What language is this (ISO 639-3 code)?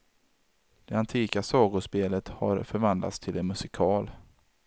swe